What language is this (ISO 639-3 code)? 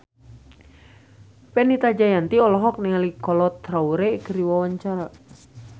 sun